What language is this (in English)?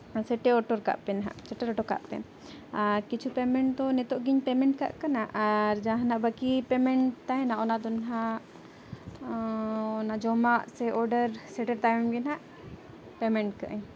Santali